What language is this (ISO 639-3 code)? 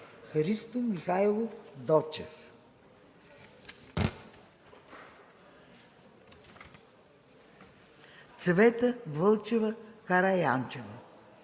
bul